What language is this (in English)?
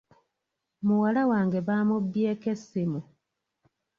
Ganda